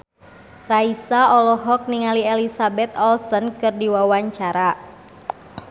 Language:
Sundanese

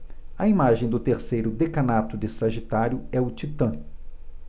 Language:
Portuguese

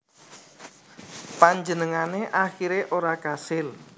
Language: Javanese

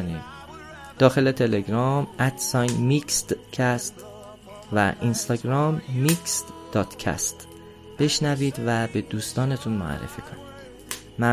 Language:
Persian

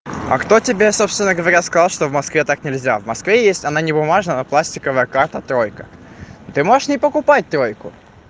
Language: Russian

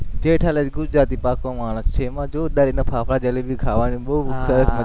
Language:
Gujarati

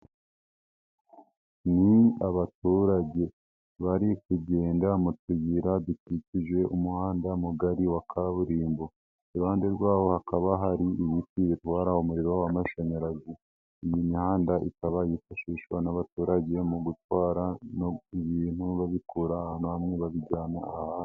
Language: Kinyarwanda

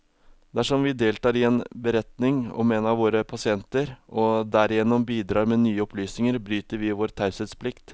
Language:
Norwegian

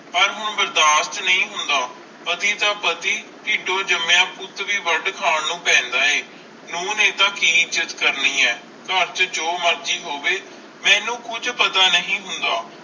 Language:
Punjabi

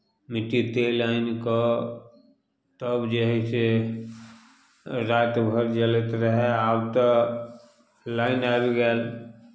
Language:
Maithili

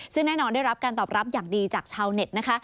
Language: Thai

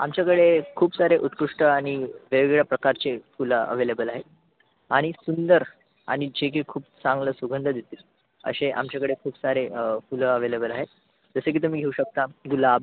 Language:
Marathi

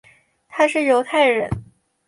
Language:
Chinese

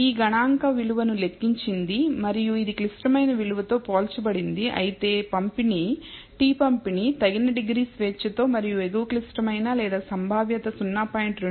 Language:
Telugu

